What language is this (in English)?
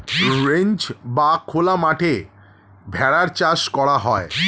Bangla